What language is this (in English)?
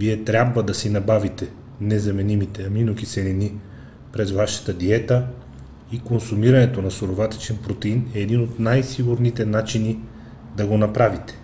Bulgarian